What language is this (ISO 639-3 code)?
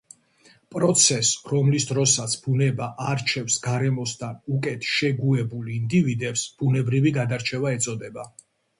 kat